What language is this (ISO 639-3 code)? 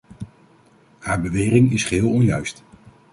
nld